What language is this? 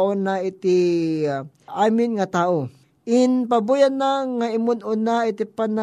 Filipino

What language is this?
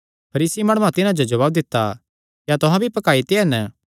Kangri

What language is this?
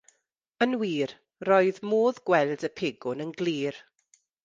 Welsh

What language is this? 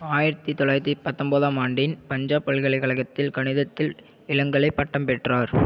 Tamil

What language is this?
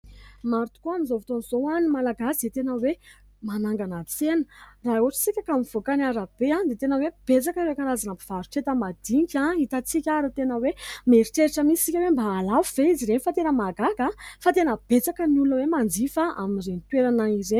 Malagasy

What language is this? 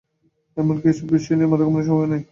Bangla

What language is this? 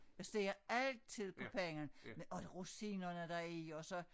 Danish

